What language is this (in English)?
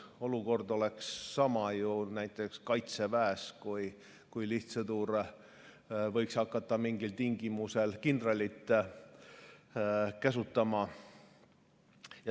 Estonian